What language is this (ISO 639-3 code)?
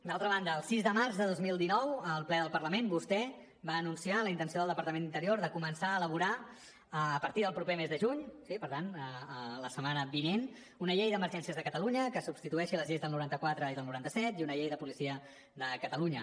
cat